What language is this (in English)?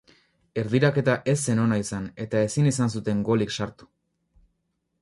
Basque